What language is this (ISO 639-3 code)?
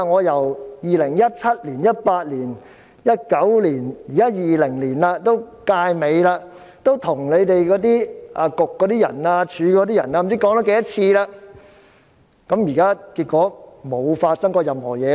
yue